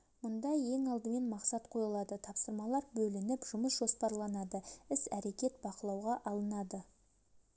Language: Kazakh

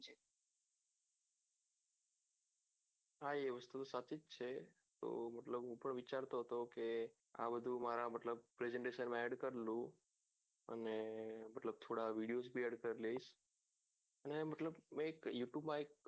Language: Gujarati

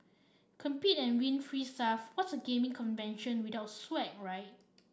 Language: English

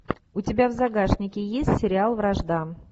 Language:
Russian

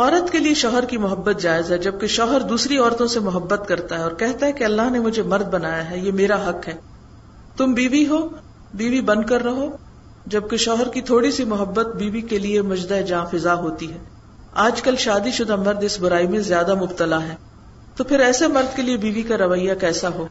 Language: Urdu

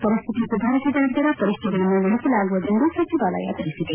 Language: Kannada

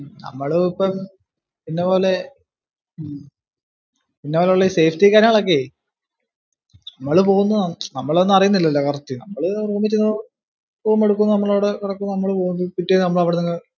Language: Malayalam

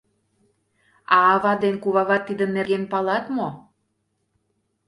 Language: Mari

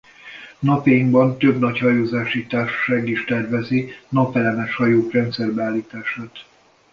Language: Hungarian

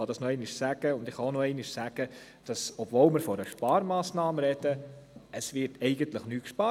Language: Swiss German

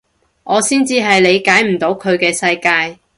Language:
Cantonese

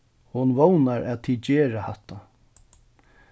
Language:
Faroese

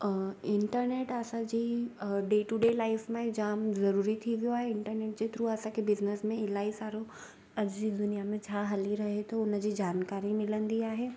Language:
Sindhi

